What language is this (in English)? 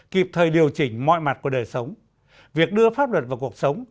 Vietnamese